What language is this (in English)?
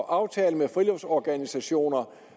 Danish